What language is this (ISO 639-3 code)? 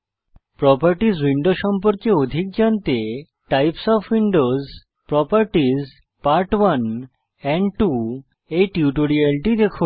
ben